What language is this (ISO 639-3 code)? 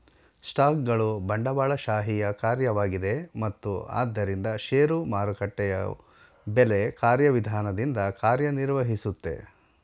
kan